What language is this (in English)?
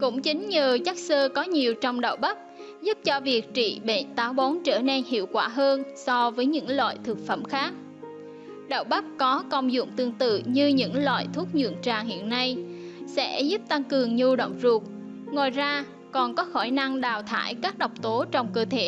Vietnamese